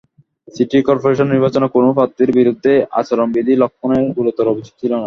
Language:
Bangla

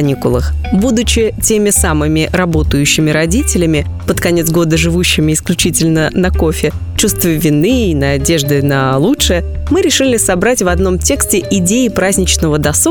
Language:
Russian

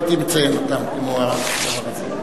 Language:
Hebrew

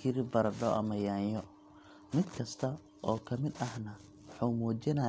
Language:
Somali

